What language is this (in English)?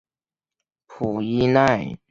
Chinese